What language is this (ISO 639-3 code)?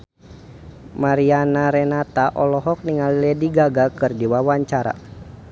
sun